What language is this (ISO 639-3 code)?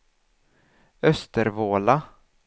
swe